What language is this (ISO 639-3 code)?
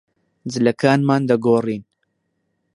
ckb